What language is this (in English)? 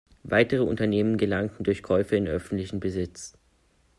German